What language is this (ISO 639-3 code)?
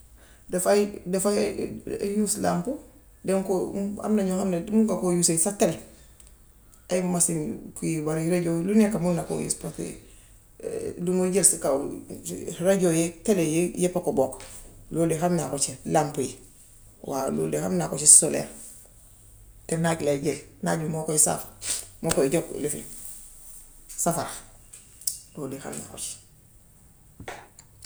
wof